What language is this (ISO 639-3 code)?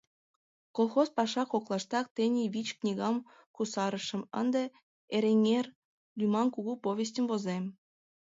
chm